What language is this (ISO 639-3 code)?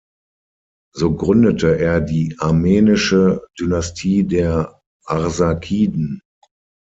deu